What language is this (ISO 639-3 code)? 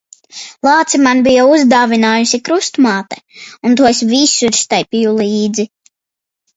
lav